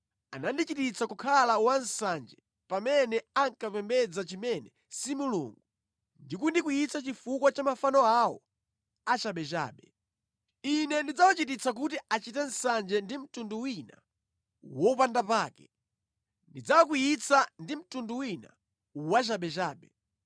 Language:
Nyanja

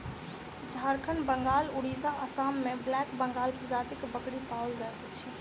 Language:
Maithili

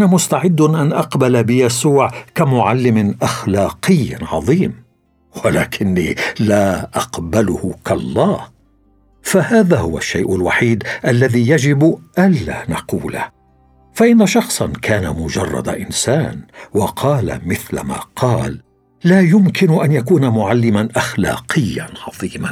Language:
Arabic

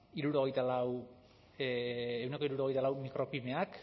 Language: Basque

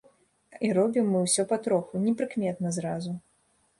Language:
Belarusian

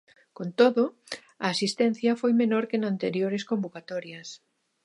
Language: Galician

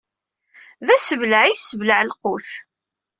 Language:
Kabyle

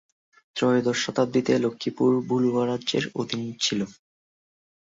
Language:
Bangla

